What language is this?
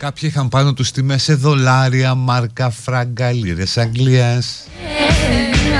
Greek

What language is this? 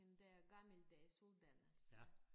Danish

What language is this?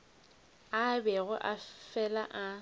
Northern Sotho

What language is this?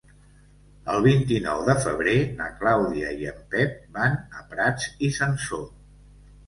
Catalan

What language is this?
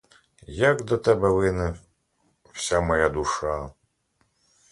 Ukrainian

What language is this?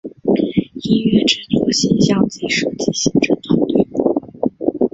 Chinese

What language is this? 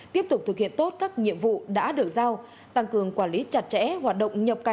Vietnamese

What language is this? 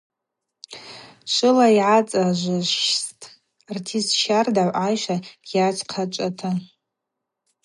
Abaza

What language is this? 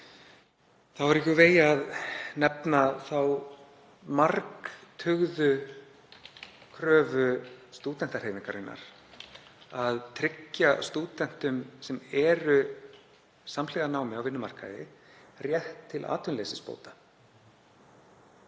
Icelandic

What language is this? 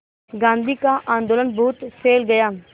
Hindi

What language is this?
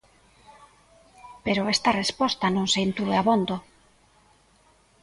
Galician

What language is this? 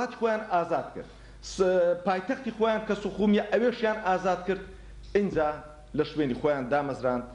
Arabic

